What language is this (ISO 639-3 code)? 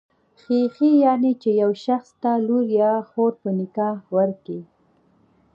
pus